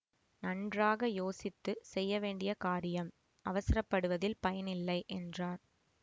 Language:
Tamil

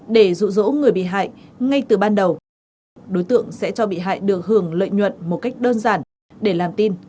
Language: Vietnamese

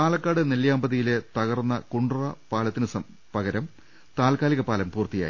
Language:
Malayalam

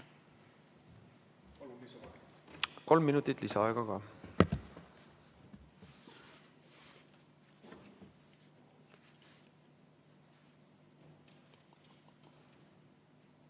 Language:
Estonian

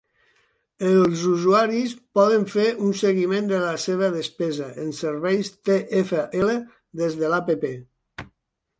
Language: Catalan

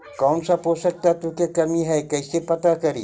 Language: Magahi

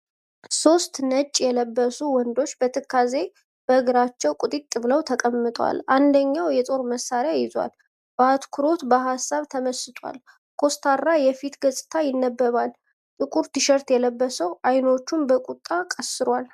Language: Amharic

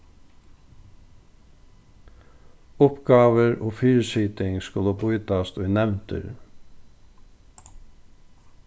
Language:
Faroese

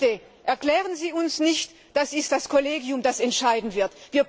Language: German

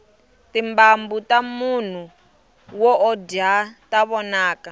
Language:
Tsonga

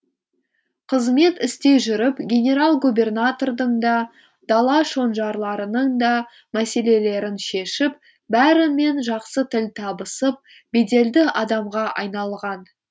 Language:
Kazakh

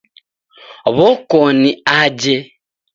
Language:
Taita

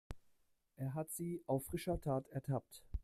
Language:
German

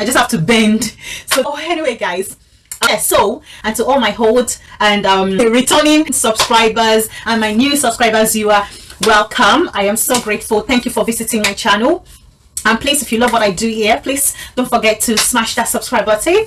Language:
English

